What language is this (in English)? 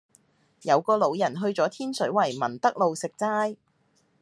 Cantonese